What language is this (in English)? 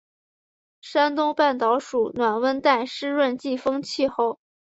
Chinese